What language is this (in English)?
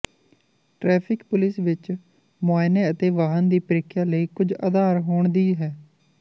Punjabi